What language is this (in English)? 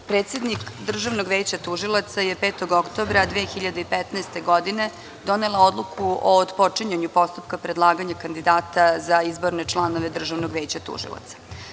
Serbian